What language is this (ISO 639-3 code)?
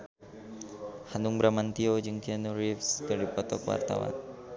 sun